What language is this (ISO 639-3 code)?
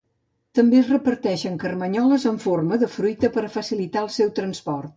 cat